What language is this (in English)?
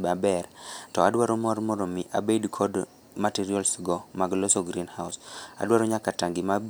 Luo (Kenya and Tanzania)